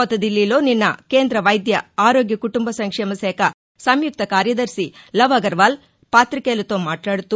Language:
Telugu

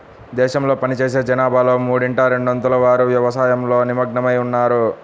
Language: Telugu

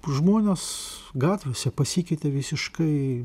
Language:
Lithuanian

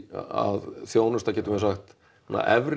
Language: Icelandic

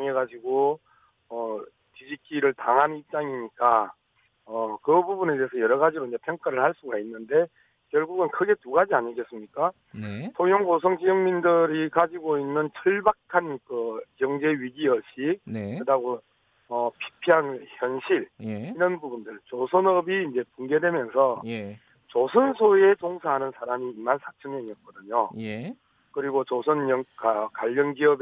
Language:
Korean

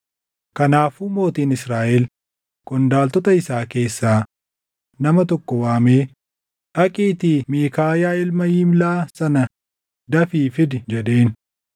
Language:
Oromo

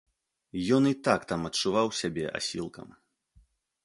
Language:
Belarusian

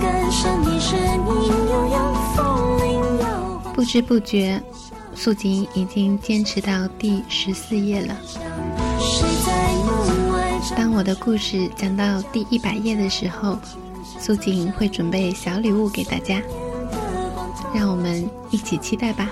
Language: Chinese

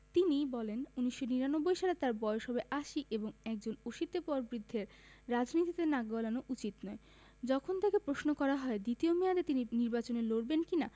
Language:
Bangla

